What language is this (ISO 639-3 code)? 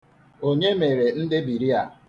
ibo